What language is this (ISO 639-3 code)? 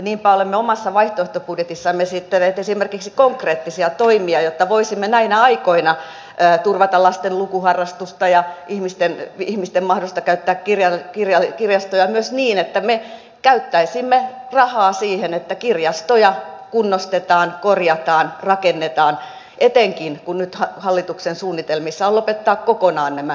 fin